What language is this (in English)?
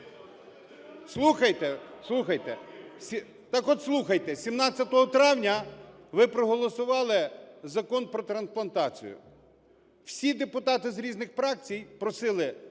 Ukrainian